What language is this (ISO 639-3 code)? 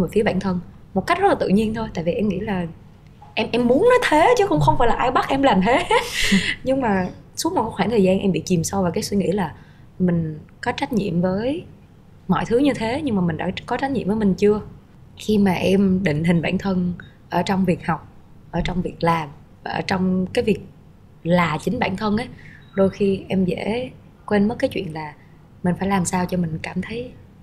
vie